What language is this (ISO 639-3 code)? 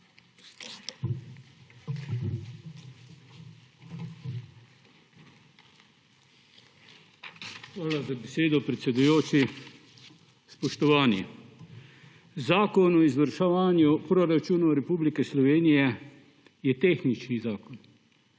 slv